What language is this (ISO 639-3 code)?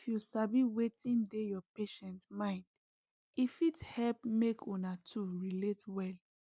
pcm